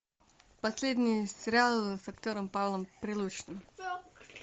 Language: Russian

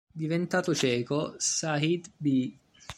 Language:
Italian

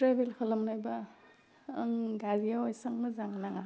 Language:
Bodo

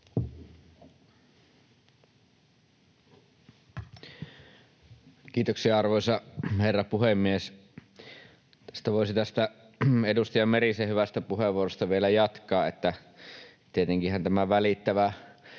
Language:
Finnish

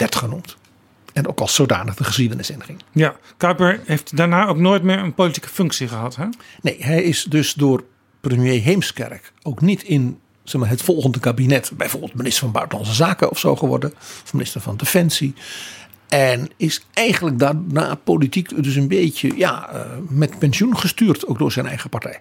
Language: Dutch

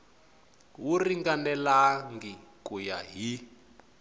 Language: Tsonga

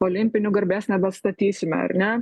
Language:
Lithuanian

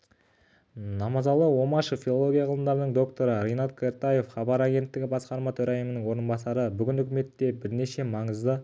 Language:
Kazakh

